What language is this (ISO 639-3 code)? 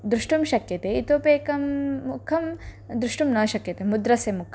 san